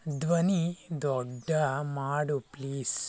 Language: Kannada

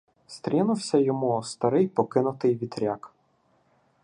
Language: Ukrainian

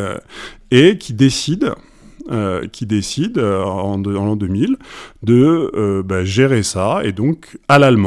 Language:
French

